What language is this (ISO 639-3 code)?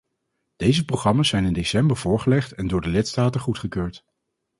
nld